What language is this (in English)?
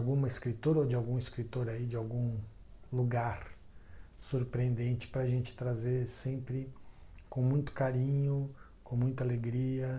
Portuguese